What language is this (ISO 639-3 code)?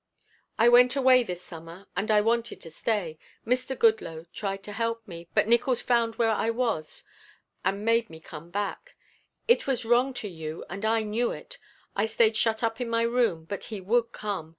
eng